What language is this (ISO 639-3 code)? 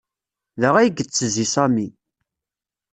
kab